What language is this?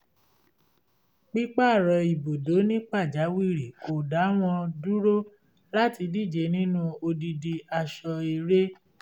Yoruba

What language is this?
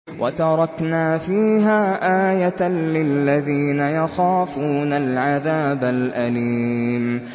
Arabic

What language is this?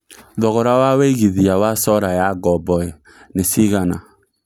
Kikuyu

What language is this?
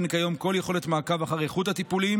Hebrew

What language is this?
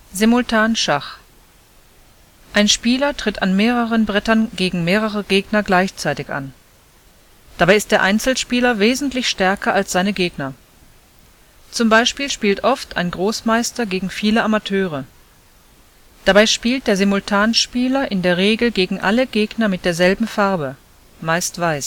German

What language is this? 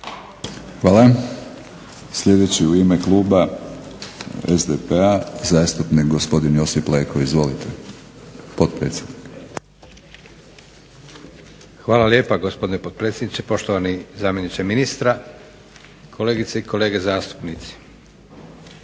Croatian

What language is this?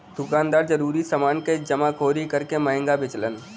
Bhojpuri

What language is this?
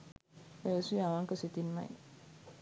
Sinhala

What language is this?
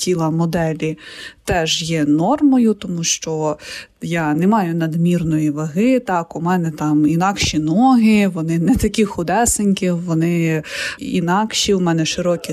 Ukrainian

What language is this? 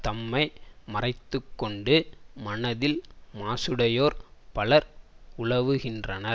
Tamil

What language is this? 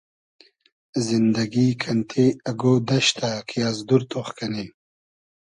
Hazaragi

